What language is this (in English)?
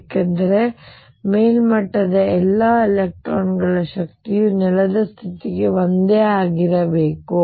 Kannada